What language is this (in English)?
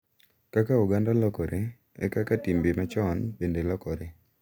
Luo (Kenya and Tanzania)